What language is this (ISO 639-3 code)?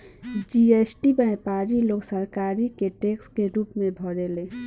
bho